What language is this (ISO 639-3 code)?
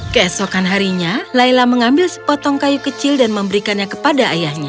ind